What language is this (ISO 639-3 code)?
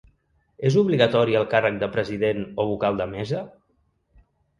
cat